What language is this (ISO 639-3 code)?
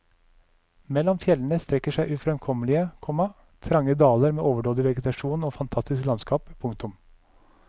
nor